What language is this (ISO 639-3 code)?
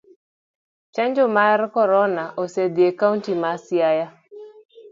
luo